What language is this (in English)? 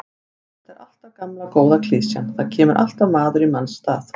Icelandic